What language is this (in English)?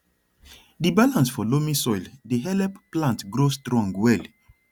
Nigerian Pidgin